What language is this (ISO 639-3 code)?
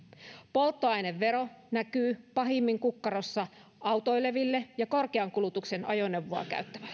fin